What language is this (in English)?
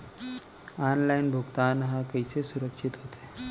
Chhattisgarhi